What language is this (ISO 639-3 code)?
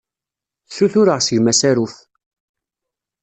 kab